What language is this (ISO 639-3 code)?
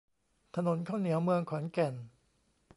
tha